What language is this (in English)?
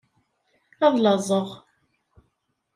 Kabyle